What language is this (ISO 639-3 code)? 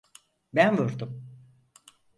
tur